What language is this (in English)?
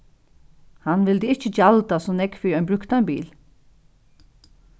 Faroese